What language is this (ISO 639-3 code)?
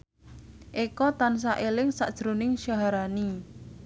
jav